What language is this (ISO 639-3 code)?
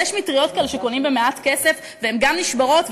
heb